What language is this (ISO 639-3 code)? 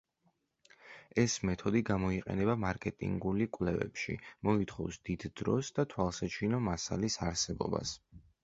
kat